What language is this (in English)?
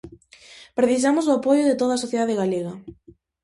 Galician